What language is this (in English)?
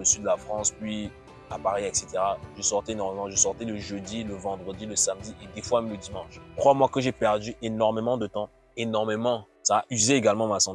French